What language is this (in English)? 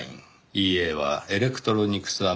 Japanese